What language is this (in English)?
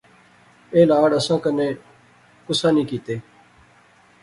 Pahari-Potwari